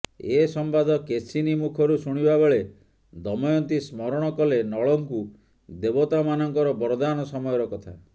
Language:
Odia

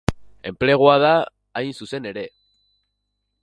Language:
Basque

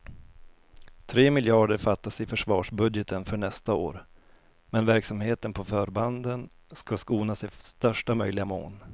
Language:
Swedish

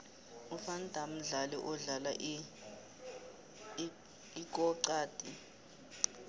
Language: South Ndebele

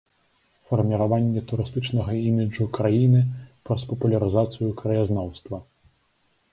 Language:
Belarusian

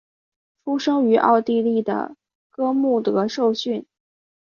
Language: Chinese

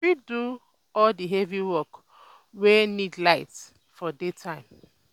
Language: Nigerian Pidgin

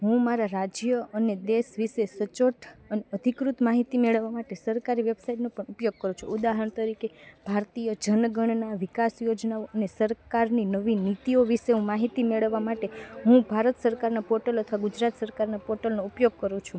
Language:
Gujarati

